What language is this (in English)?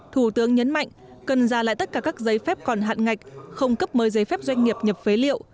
Vietnamese